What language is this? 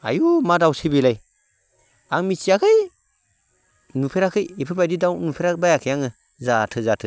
Bodo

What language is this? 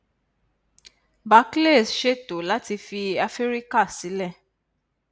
Yoruba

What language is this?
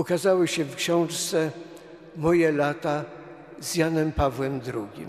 Polish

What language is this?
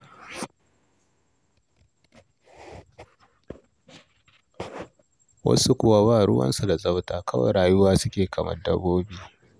Hausa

